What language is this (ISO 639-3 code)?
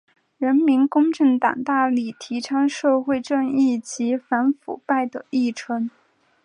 zho